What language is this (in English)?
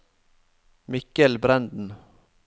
Norwegian